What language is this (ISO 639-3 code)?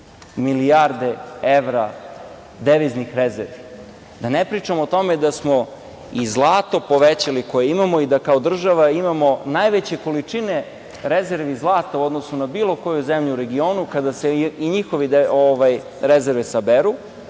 srp